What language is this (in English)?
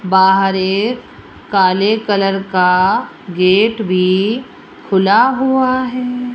Hindi